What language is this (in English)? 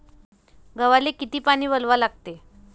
Marathi